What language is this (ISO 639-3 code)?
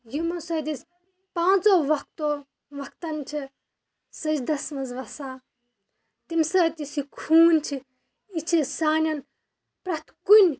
kas